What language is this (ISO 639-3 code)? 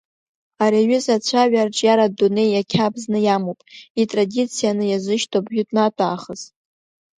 abk